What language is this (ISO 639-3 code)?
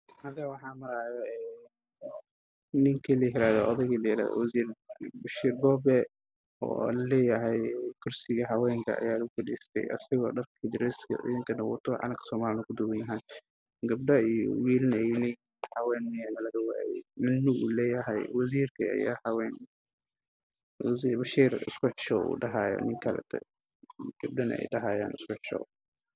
som